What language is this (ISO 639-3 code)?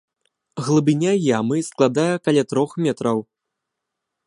bel